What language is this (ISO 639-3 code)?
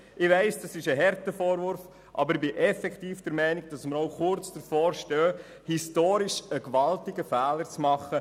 gsw